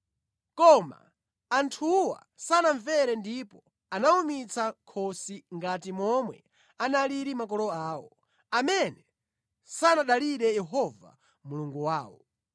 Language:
Nyanja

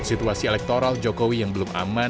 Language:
Indonesian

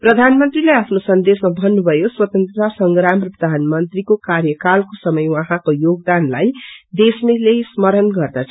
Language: Nepali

